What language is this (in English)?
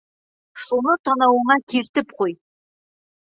Bashkir